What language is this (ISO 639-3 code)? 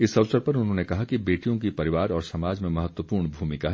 hin